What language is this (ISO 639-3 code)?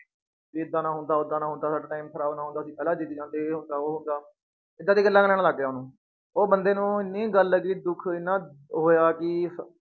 pan